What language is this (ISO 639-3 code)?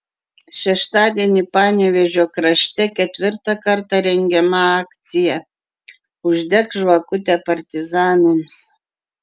lit